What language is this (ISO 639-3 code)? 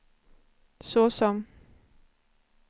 swe